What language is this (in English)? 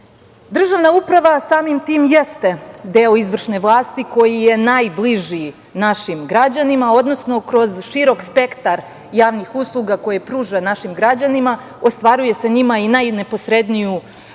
Serbian